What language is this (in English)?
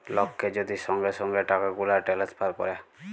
Bangla